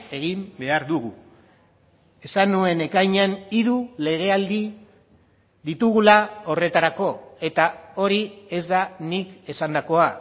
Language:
Basque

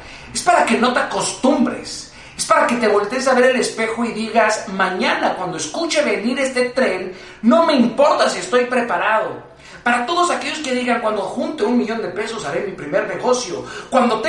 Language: Spanish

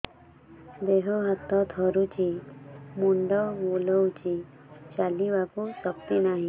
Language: Odia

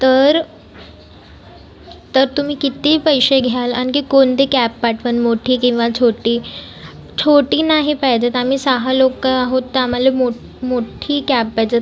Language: Marathi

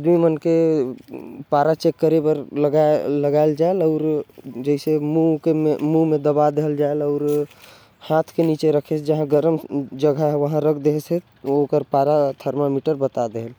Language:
Korwa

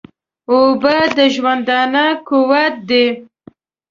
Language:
Pashto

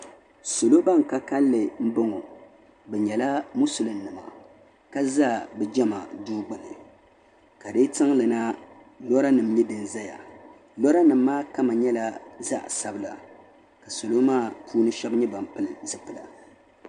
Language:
Dagbani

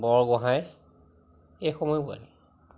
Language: Assamese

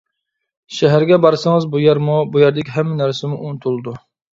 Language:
Uyghur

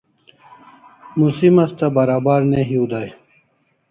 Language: Kalasha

